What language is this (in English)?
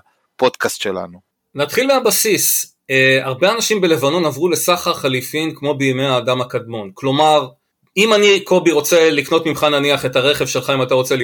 Hebrew